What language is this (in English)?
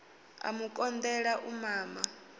Venda